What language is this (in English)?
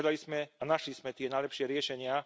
Slovak